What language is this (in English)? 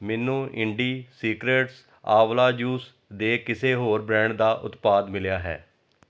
Punjabi